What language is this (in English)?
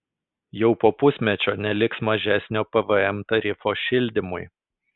Lithuanian